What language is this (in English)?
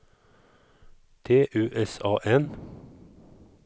Swedish